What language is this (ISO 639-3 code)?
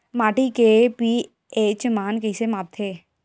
hne